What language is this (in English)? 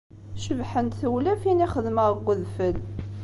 Kabyle